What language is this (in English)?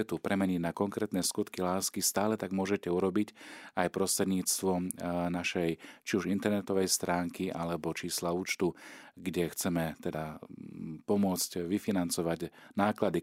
Slovak